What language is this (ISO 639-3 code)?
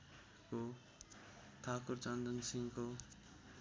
nep